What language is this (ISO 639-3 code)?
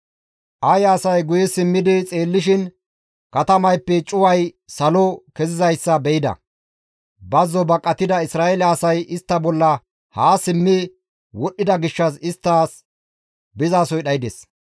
gmv